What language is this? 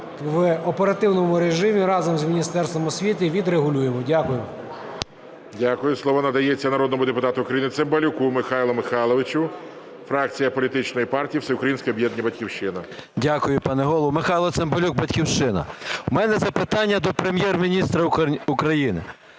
Ukrainian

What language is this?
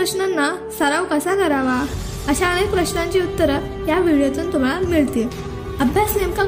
Hindi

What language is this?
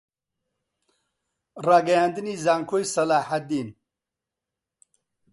Central Kurdish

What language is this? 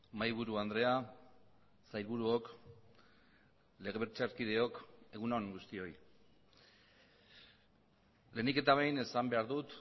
Basque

